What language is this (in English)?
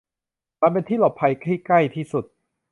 Thai